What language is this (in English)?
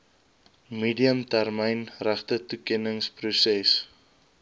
Afrikaans